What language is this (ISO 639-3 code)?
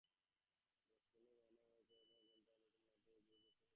ben